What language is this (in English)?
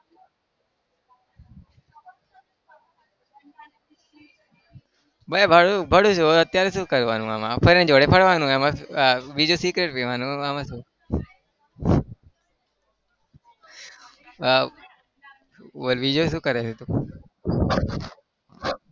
Gujarati